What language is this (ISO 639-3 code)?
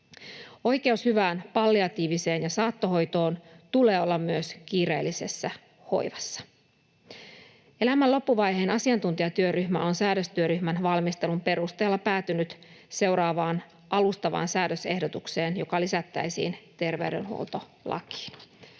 fin